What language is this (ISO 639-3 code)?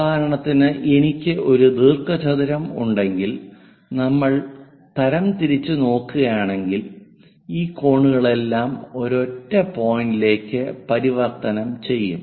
mal